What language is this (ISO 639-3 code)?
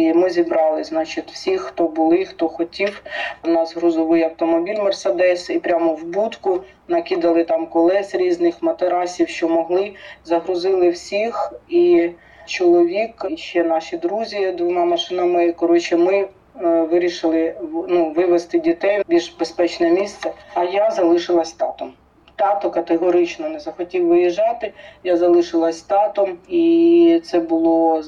ukr